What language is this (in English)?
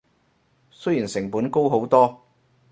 Cantonese